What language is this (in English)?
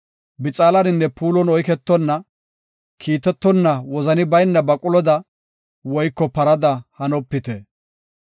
Gofa